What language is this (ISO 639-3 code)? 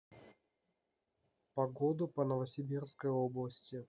rus